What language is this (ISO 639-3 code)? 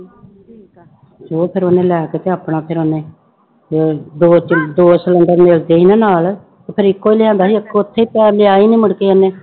pan